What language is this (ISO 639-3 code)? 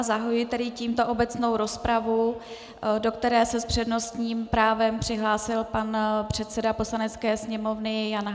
ces